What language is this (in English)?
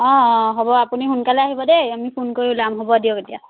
Assamese